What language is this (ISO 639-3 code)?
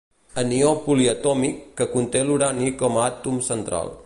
cat